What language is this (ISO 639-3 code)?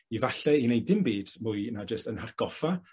cym